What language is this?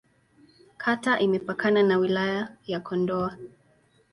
Swahili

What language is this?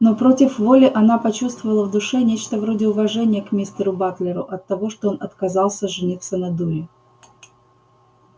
Russian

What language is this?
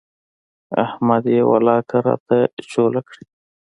Pashto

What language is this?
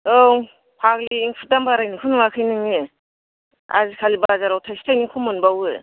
Bodo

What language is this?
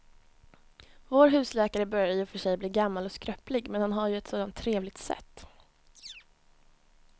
Swedish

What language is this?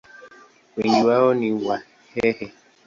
Swahili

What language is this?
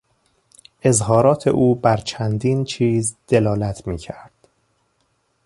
Persian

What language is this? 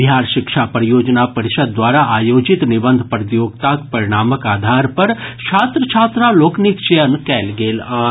Maithili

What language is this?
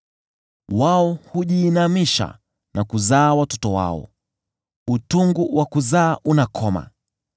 Swahili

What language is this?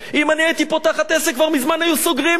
Hebrew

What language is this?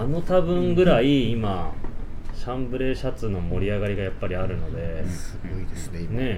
Japanese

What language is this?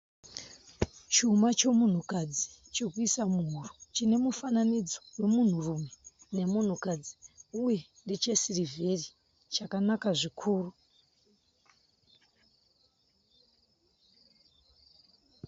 Shona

